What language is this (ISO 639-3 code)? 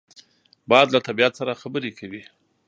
pus